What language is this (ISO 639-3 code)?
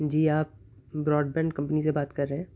urd